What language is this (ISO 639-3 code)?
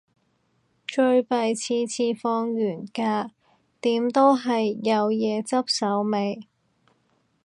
yue